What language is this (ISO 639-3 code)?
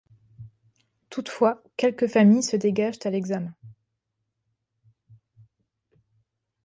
fra